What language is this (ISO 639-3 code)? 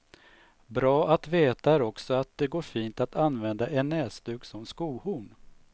swe